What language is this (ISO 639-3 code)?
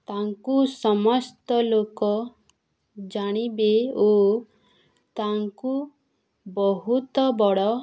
ori